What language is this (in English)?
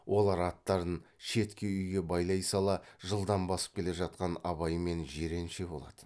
Kazakh